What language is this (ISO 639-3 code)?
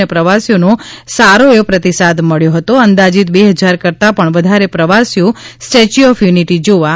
guj